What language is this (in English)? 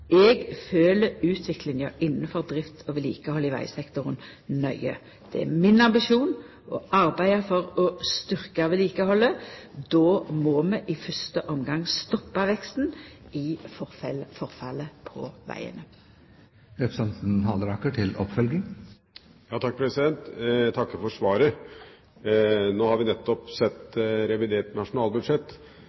Norwegian